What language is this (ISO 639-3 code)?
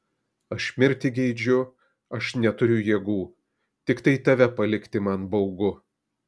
lit